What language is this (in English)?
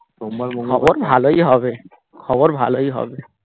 Bangla